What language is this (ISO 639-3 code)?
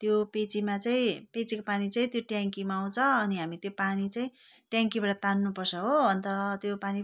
nep